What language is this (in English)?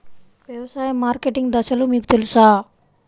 Telugu